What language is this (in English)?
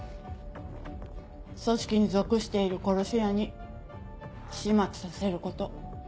Japanese